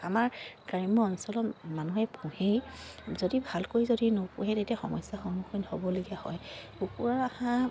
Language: Assamese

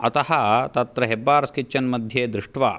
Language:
Sanskrit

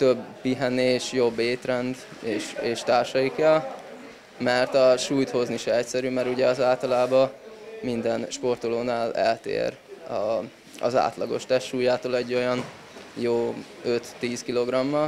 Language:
Hungarian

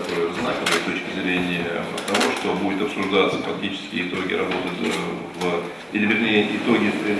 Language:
Russian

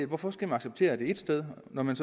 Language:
Danish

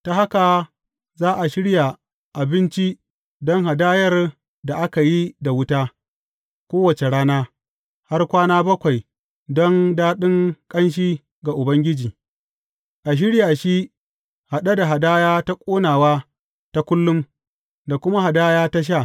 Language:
Hausa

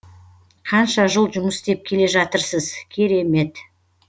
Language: Kazakh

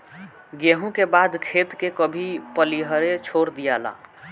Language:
Bhojpuri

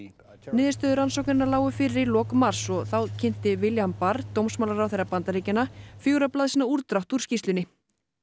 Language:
Icelandic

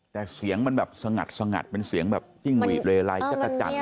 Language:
Thai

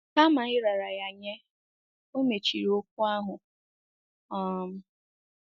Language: Igbo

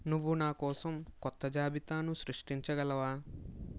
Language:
Telugu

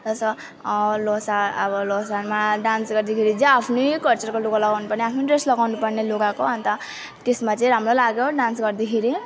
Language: Nepali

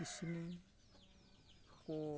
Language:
Santali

